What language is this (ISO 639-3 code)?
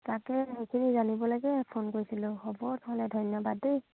asm